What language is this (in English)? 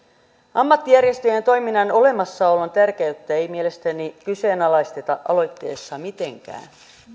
Finnish